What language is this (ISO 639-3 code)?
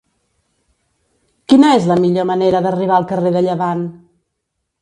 cat